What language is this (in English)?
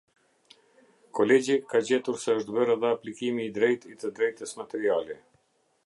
Albanian